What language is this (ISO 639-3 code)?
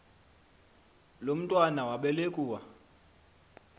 xho